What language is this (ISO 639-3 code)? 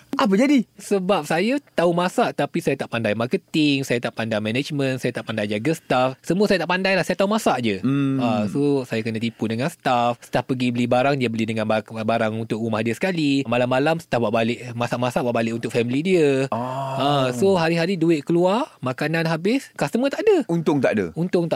msa